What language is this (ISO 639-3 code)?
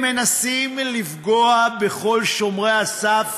heb